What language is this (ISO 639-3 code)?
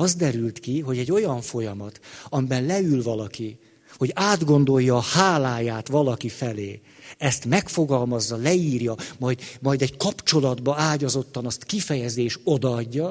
hun